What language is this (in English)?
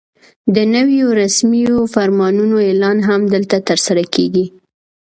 Pashto